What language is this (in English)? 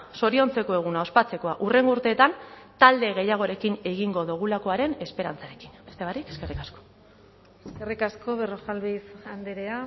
Basque